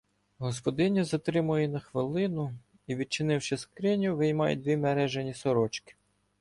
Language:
Ukrainian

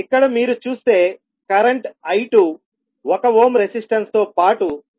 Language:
Telugu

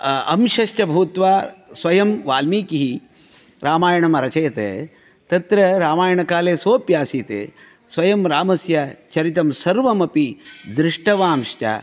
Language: Sanskrit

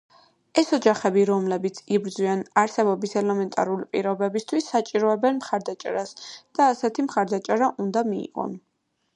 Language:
Georgian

